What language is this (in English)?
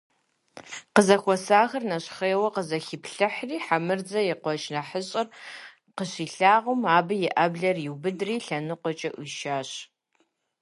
Kabardian